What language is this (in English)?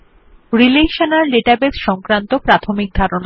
Bangla